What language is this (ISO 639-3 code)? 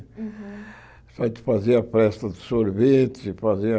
por